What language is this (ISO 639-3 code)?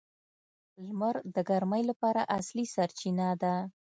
pus